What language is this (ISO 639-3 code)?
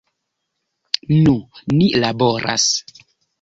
epo